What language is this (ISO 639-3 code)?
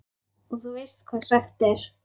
isl